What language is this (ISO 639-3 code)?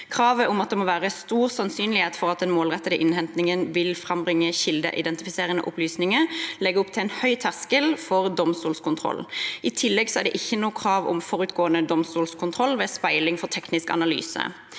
nor